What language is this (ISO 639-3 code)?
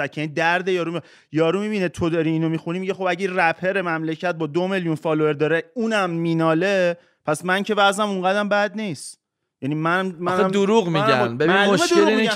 fas